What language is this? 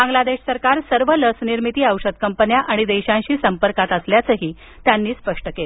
Marathi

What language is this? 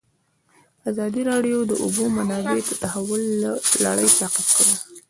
Pashto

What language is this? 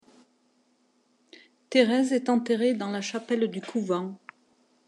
French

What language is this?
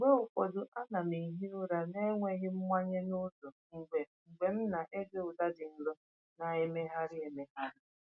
Igbo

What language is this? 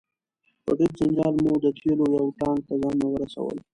Pashto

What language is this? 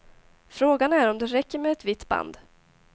Swedish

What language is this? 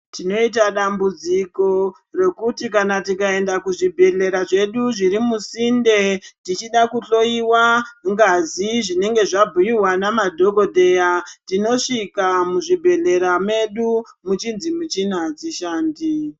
Ndau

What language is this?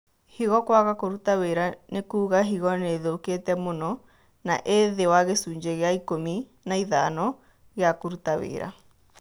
Kikuyu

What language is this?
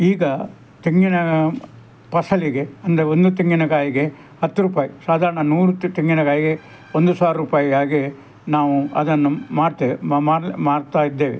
Kannada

